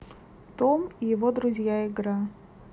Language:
Russian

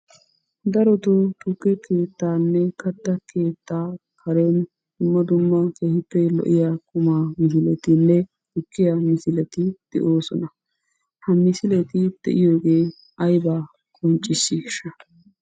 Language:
Wolaytta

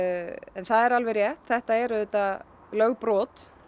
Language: Icelandic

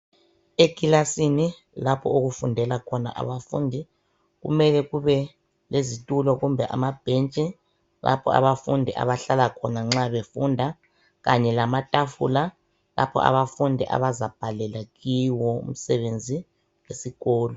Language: North Ndebele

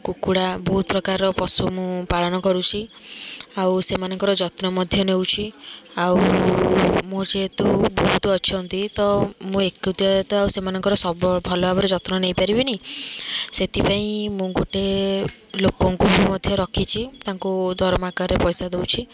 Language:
Odia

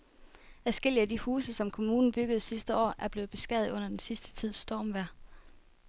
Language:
Danish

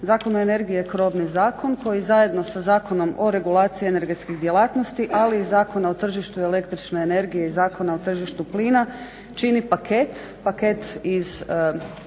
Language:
Croatian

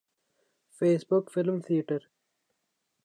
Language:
Urdu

